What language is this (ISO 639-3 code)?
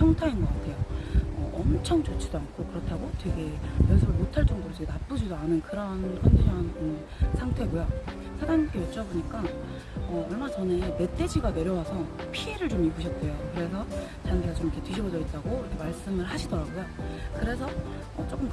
kor